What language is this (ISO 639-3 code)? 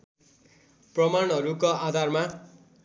nep